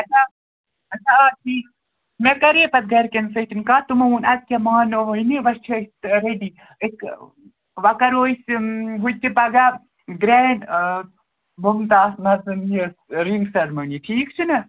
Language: Kashmiri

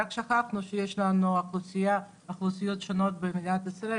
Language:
Hebrew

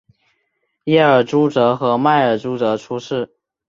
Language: Chinese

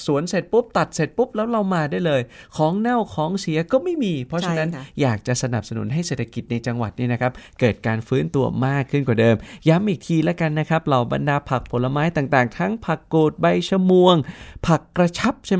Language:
Thai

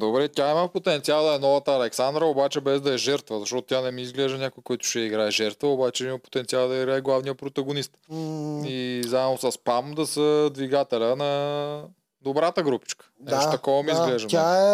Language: Bulgarian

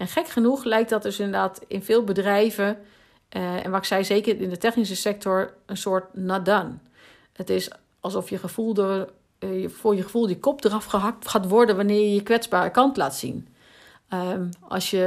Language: Dutch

